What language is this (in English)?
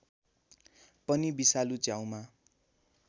Nepali